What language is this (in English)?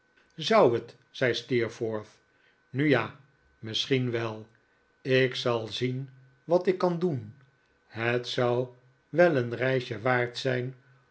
Dutch